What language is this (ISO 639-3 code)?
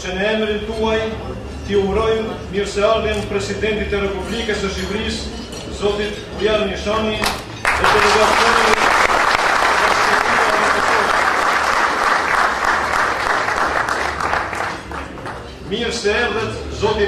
ron